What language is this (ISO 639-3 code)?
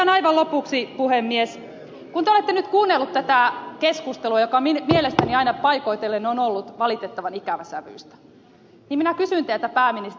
fin